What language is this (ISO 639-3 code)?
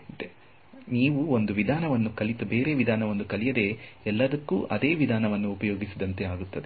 kan